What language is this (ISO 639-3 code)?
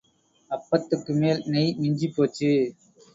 tam